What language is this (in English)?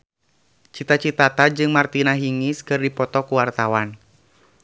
Sundanese